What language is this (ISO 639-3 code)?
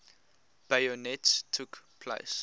eng